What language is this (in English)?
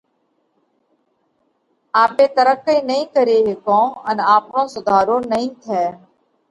Parkari Koli